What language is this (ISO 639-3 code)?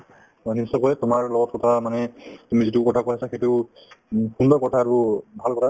asm